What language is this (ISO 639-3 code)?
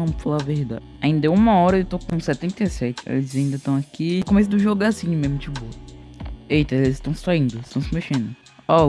por